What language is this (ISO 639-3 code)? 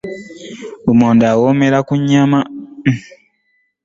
lug